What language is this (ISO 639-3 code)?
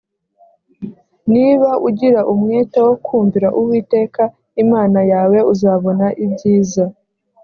kin